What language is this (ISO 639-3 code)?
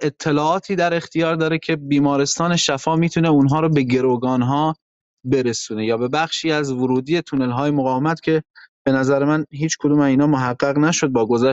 fas